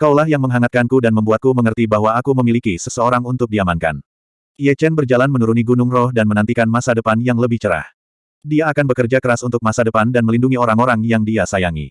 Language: Indonesian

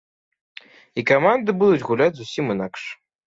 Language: Belarusian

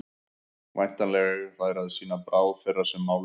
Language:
Icelandic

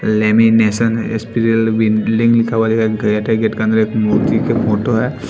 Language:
Hindi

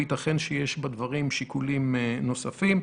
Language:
Hebrew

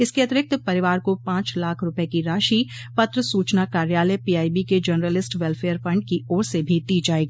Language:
Hindi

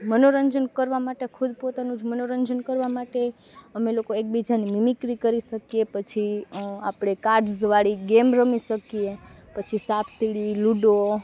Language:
Gujarati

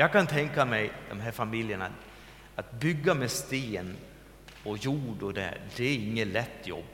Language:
Swedish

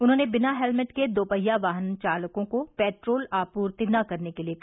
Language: Hindi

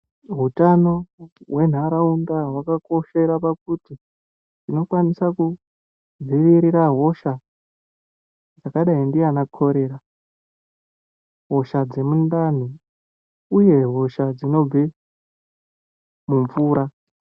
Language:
Ndau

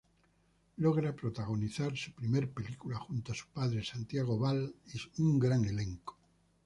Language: Spanish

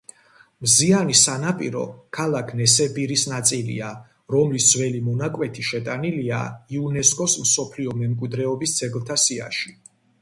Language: Georgian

